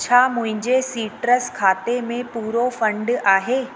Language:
Sindhi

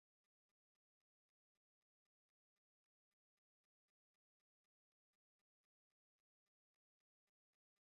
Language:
Esperanto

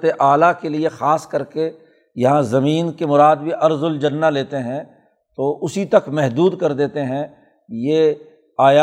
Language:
Urdu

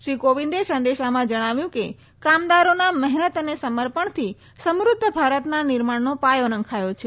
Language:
Gujarati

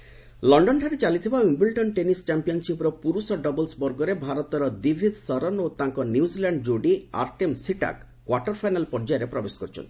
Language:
Odia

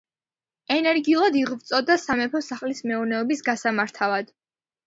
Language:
Georgian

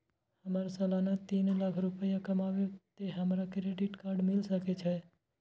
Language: Maithili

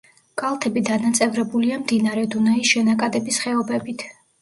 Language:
Georgian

